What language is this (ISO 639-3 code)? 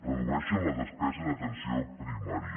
cat